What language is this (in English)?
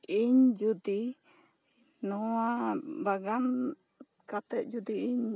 Santali